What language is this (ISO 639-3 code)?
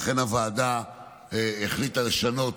heb